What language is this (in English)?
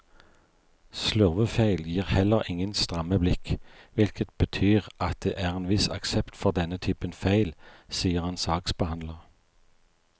Norwegian